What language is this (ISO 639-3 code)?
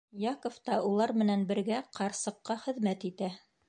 bak